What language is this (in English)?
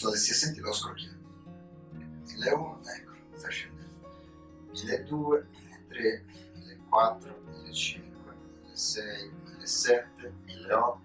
Italian